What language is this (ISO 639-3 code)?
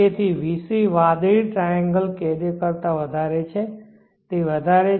guj